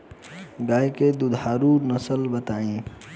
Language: Bhojpuri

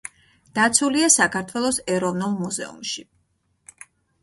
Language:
Georgian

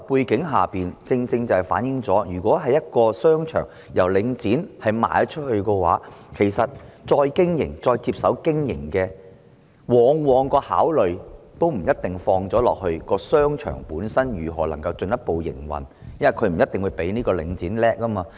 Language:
Cantonese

